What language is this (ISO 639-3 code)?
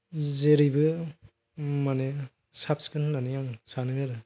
brx